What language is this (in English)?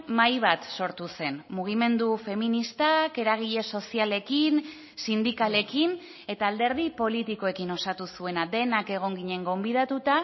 Basque